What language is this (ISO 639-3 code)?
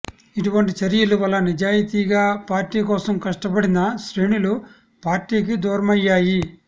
tel